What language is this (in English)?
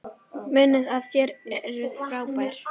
Icelandic